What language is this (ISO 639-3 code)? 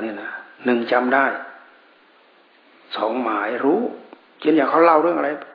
tha